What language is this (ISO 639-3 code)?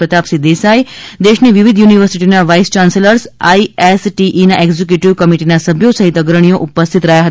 guj